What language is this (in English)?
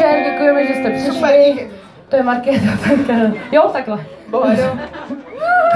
Czech